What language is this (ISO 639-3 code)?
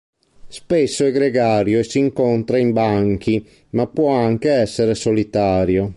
ita